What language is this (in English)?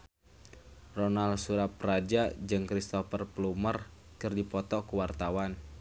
Sundanese